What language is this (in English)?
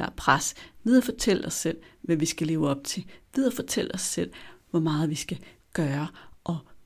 Danish